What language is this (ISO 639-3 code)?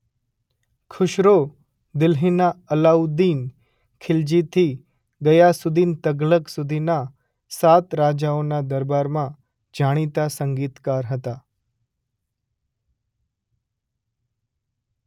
guj